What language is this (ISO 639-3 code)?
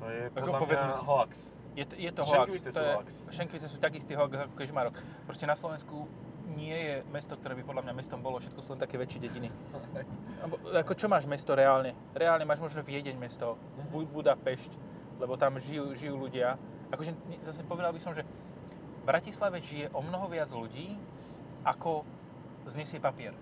slk